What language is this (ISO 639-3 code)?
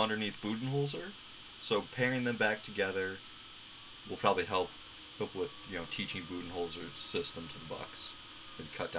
eng